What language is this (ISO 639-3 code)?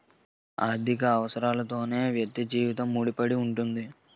tel